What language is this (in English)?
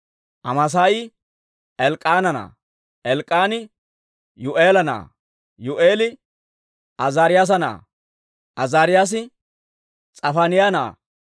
Dawro